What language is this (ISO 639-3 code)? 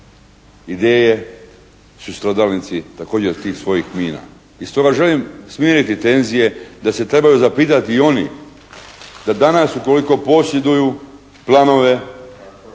hrv